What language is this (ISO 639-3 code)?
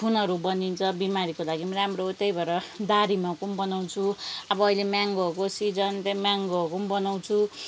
nep